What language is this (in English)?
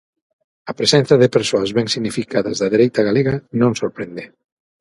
Galician